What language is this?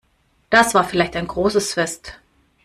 German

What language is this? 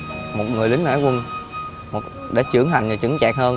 Vietnamese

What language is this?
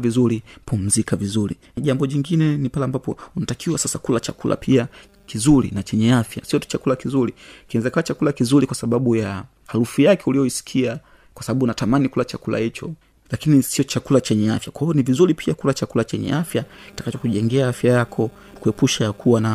Swahili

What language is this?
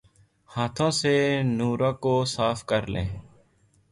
Urdu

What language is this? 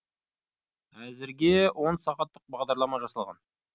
Kazakh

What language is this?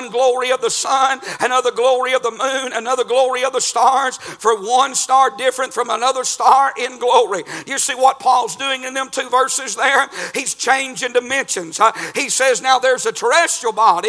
English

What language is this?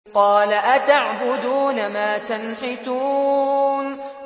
Arabic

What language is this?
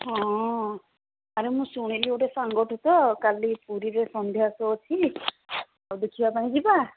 Odia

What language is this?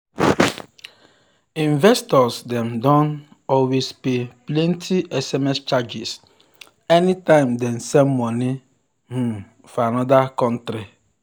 Nigerian Pidgin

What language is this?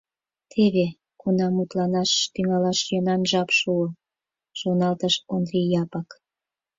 Mari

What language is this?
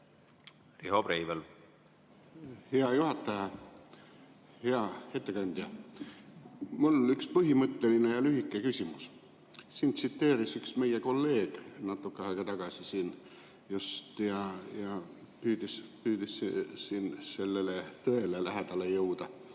Estonian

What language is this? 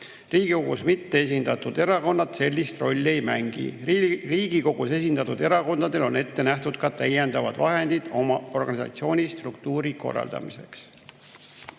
Estonian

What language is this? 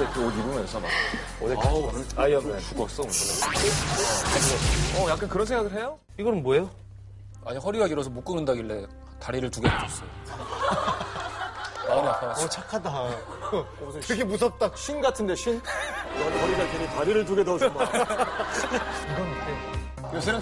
Korean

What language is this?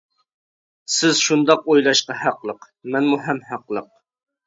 Uyghur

